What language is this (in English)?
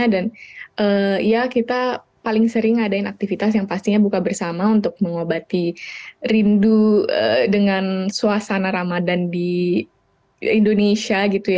Indonesian